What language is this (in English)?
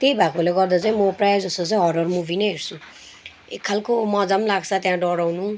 Nepali